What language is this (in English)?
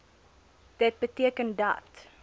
Afrikaans